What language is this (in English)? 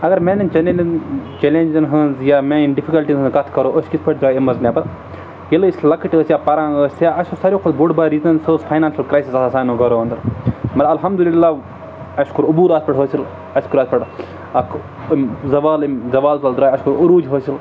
Kashmiri